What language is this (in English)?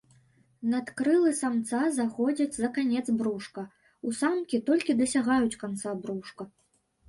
Belarusian